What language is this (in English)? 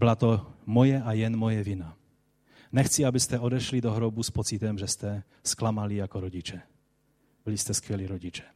Czech